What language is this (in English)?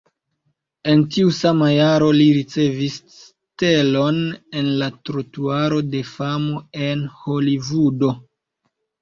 Esperanto